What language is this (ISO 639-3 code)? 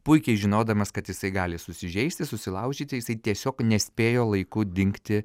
lit